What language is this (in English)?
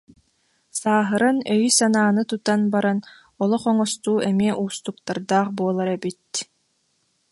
Yakut